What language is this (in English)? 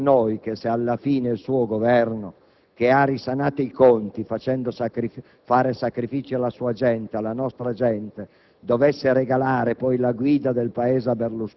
Italian